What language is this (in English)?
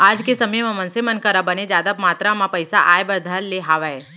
Chhattisgarhi